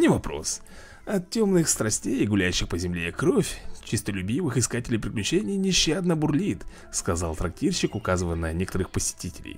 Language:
Russian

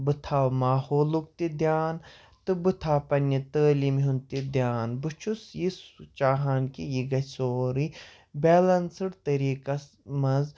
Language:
Kashmiri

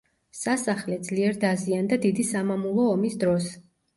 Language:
Georgian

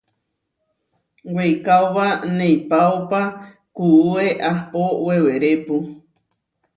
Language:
Huarijio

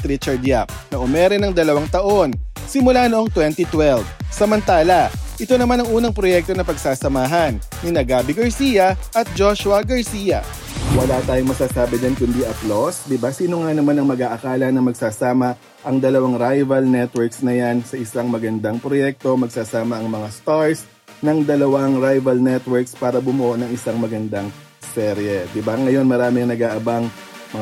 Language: Filipino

